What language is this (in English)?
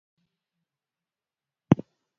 Kalenjin